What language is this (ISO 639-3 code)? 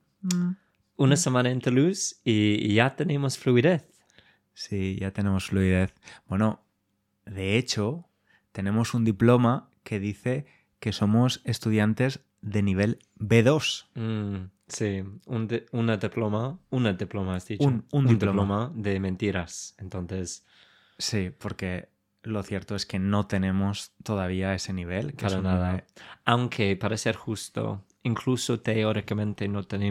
spa